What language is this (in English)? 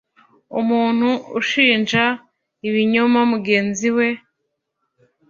Kinyarwanda